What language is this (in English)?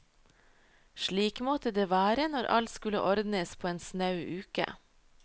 Norwegian